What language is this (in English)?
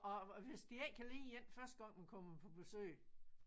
Danish